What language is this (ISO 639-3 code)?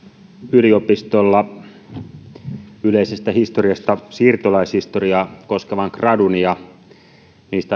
fin